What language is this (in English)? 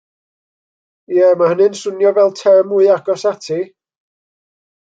Welsh